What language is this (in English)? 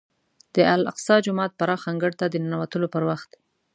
Pashto